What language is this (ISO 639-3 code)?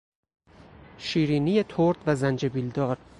fas